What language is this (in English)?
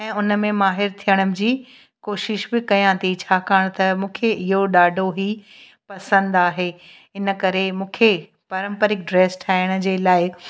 Sindhi